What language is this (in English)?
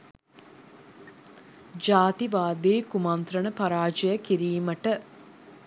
Sinhala